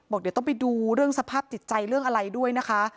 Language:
Thai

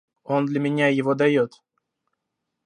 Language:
Russian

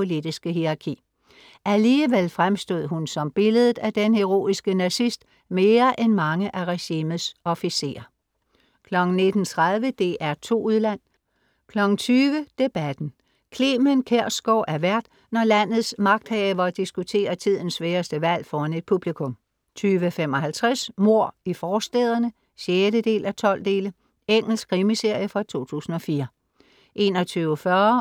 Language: Danish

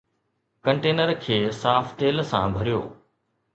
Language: Sindhi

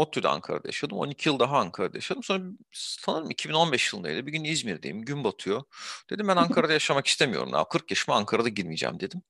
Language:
Turkish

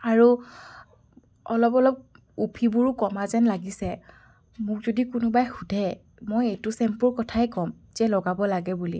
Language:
Assamese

